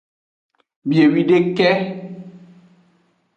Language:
Aja (Benin)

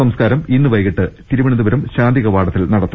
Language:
Malayalam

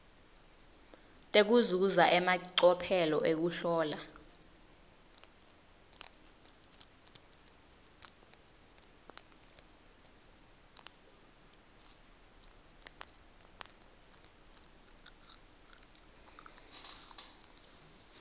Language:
Swati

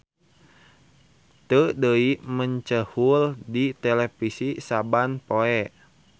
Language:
Sundanese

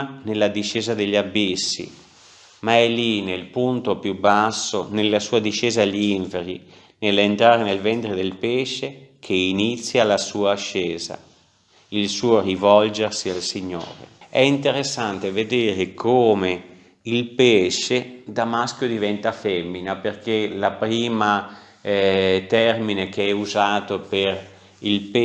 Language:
Italian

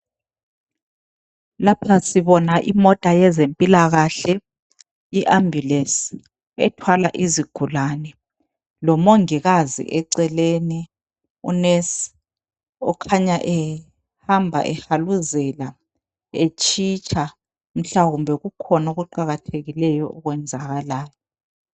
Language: North Ndebele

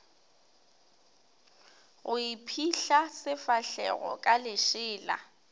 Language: Northern Sotho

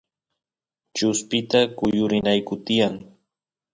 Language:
Santiago del Estero Quichua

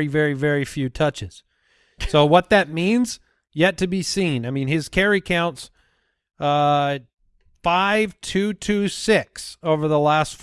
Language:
English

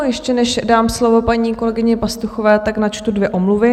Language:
Czech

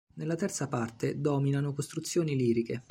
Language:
Italian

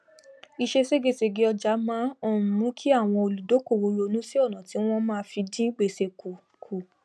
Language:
Yoruba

